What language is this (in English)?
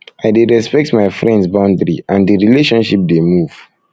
Nigerian Pidgin